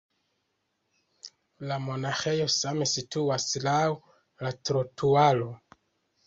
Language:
Esperanto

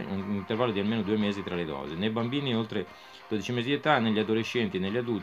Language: Italian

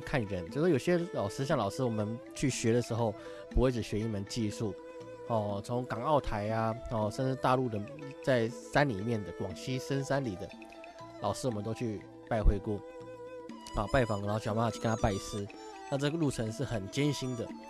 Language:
Chinese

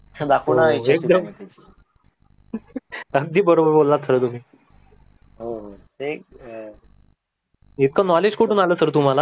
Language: Marathi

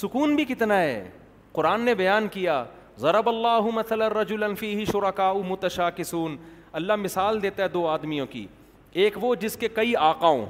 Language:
Urdu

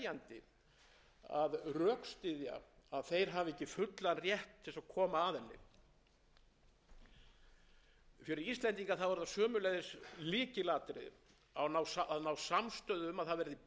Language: Icelandic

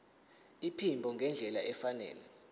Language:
Zulu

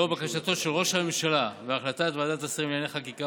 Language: Hebrew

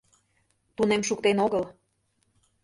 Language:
Mari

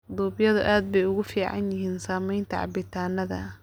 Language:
Somali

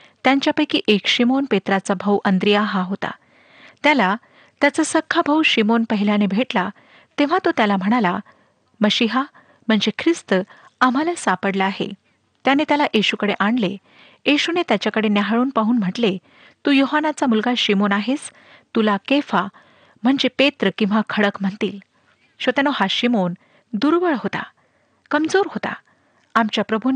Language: Marathi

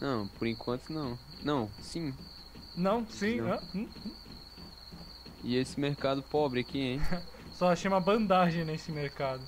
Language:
Portuguese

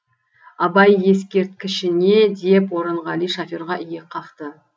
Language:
Kazakh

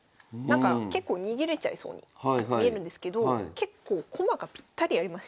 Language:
Japanese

